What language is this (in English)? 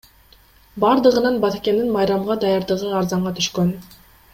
Kyrgyz